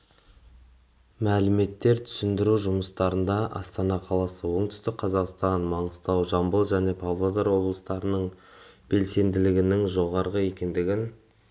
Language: Kazakh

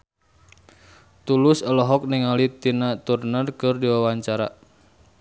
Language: Sundanese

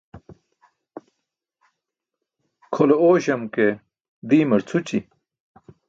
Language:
Burushaski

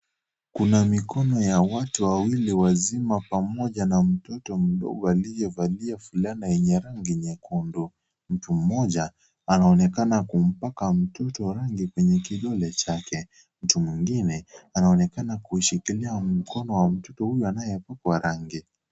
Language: Swahili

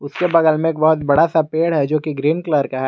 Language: Hindi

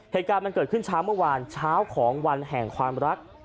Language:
Thai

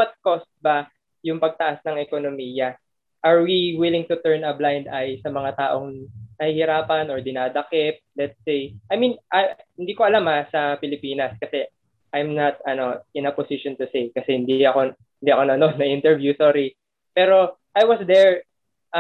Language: Filipino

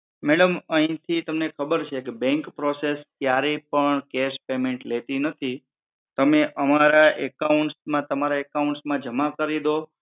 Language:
Gujarati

